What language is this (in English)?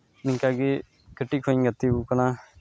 Santali